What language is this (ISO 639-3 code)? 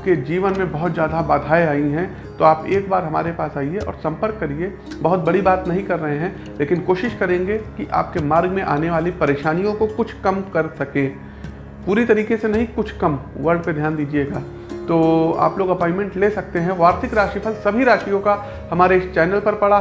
hin